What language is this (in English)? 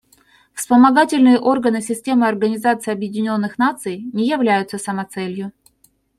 Russian